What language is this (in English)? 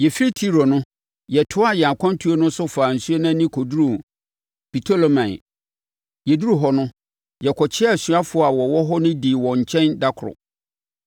Akan